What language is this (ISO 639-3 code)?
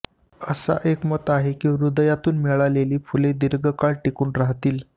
mar